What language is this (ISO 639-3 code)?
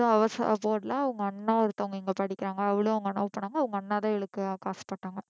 tam